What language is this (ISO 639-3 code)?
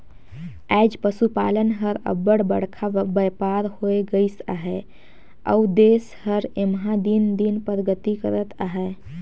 hne